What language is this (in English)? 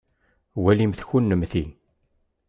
Kabyle